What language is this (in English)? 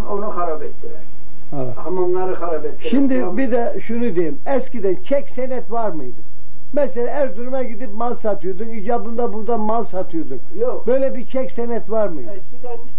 Turkish